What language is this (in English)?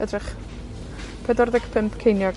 Welsh